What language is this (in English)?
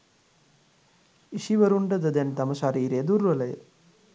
Sinhala